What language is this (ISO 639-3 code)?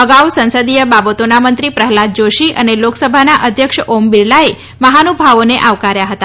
guj